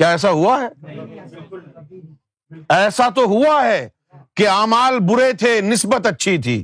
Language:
Urdu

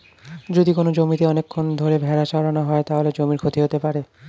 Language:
Bangla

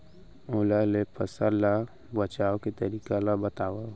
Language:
Chhattisgarhi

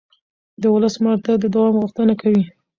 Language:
Pashto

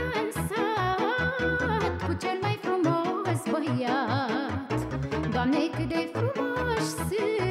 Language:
Romanian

